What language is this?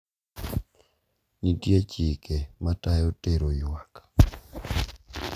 Luo (Kenya and Tanzania)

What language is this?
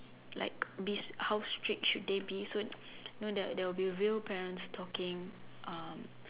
English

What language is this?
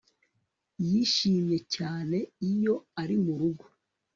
Kinyarwanda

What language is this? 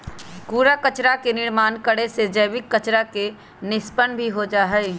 Magahi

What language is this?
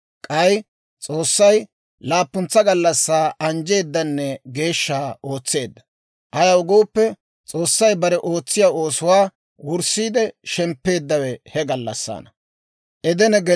Dawro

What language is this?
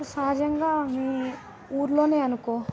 Telugu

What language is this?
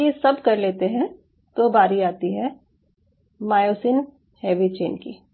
Hindi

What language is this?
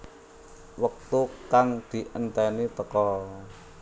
Javanese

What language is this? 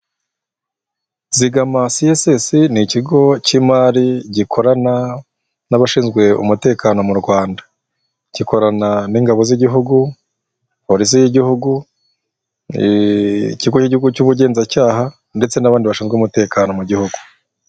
Kinyarwanda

